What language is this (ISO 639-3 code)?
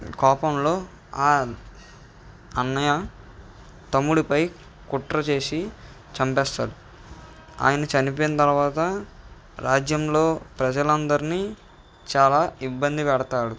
tel